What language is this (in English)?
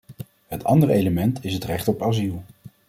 Dutch